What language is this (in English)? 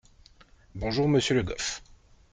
French